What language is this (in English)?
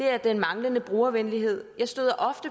Danish